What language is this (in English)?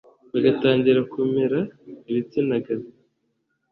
Kinyarwanda